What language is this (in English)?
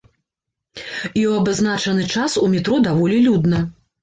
Belarusian